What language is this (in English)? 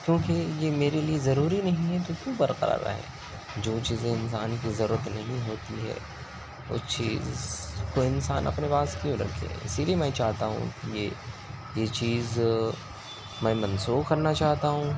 Urdu